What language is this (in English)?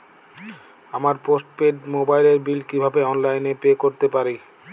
Bangla